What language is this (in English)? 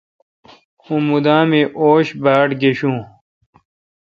Kalkoti